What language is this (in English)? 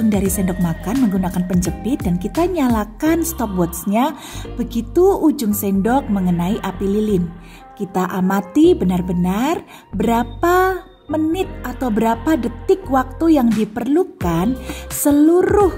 Indonesian